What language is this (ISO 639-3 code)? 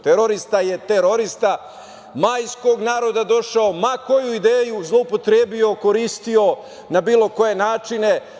srp